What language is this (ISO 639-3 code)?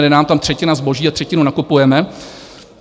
ces